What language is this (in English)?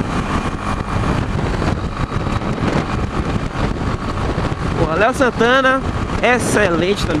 Portuguese